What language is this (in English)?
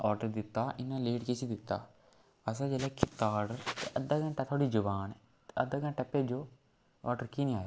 Dogri